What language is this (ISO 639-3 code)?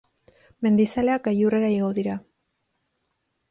eus